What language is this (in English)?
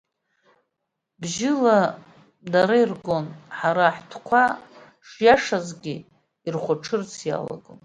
Abkhazian